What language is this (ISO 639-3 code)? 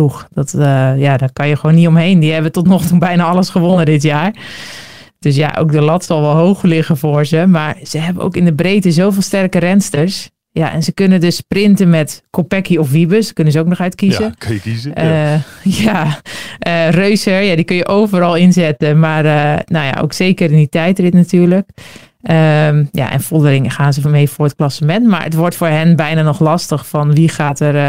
nld